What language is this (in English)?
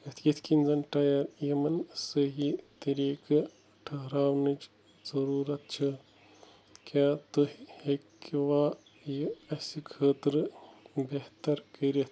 Kashmiri